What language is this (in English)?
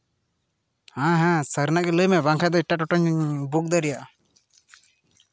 Santali